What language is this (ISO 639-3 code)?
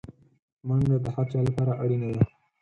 pus